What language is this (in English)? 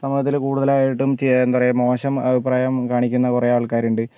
Malayalam